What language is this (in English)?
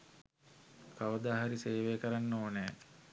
Sinhala